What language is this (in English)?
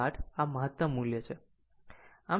Gujarati